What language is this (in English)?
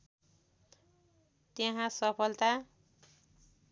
Nepali